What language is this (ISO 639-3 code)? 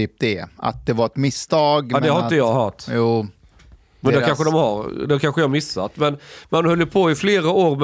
swe